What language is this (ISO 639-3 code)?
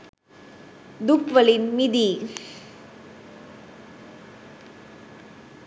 sin